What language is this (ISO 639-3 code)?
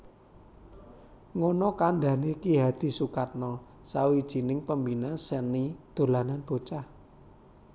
jav